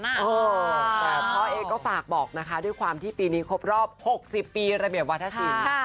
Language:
Thai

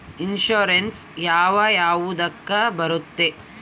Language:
Kannada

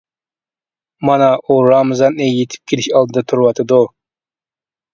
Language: Uyghur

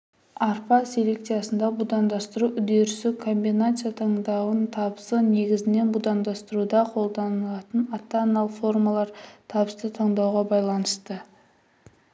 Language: Kazakh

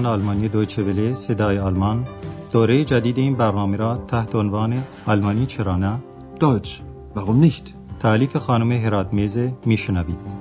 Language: Persian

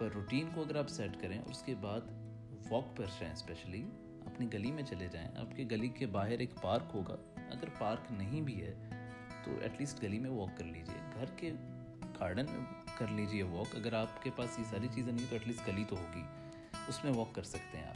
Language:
Urdu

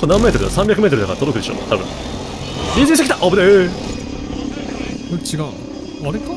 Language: Japanese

